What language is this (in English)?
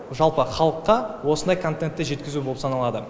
Kazakh